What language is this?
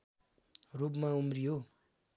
Nepali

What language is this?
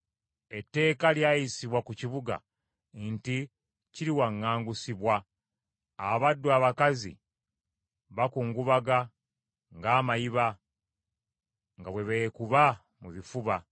Ganda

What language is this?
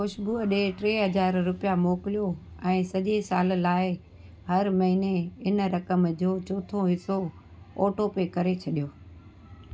Sindhi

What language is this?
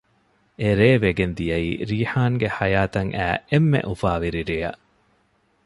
Divehi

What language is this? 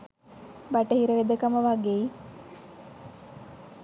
Sinhala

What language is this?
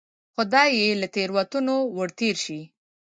Pashto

